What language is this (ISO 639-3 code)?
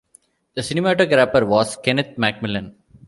eng